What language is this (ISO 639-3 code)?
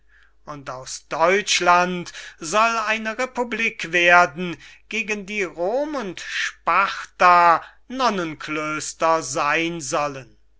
deu